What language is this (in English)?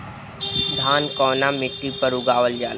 Bhojpuri